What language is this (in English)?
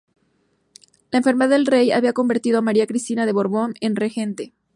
Spanish